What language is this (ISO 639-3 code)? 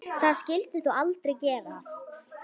isl